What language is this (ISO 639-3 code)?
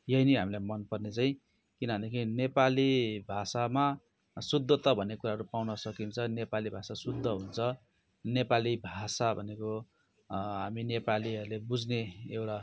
nep